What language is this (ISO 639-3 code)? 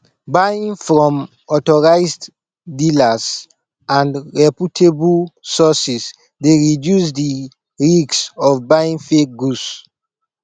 pcm